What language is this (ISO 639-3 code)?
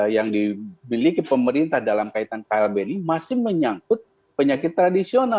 ind